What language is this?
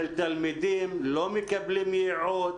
Hebrew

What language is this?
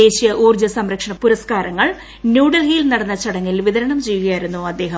Malayalam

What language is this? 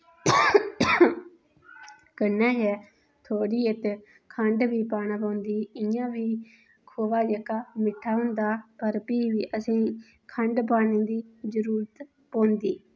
Dogri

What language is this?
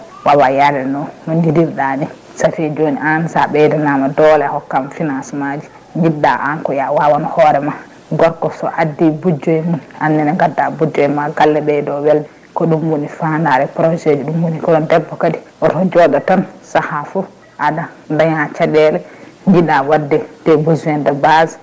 Fula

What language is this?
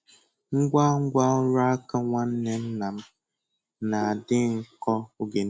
Igbo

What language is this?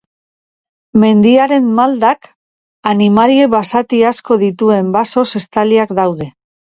Basque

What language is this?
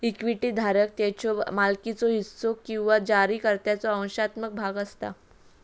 Marathi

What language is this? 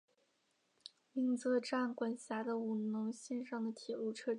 Chinese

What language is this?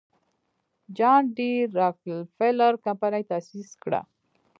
Pashto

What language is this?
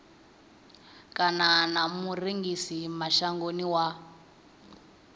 Venda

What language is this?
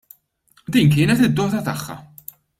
Maltese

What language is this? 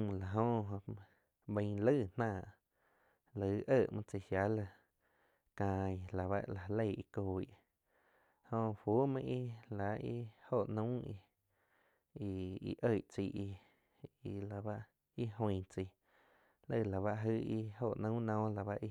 Quiotepec Chinantec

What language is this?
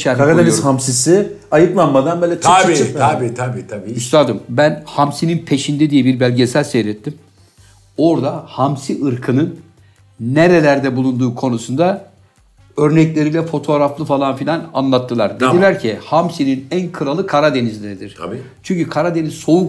Turkish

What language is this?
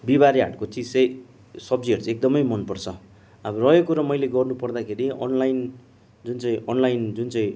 Nepali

